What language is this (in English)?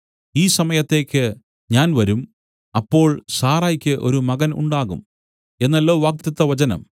Malayalam